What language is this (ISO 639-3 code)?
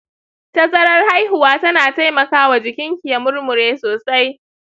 hau